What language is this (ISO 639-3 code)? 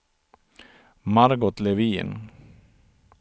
swe